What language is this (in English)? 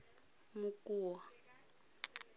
Tswana